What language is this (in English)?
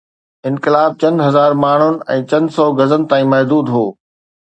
Sindhi